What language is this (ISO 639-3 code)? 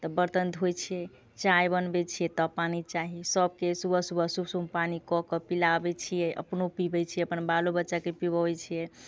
mai